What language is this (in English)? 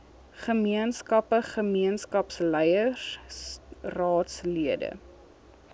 Afrikaans